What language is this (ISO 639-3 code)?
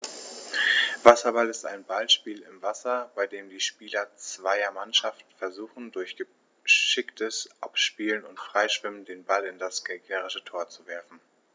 deu